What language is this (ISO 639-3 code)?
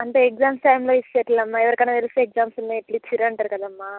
tel